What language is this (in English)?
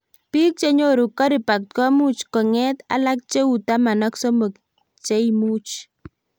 Kalenjin